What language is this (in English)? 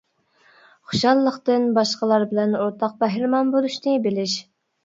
Uyghur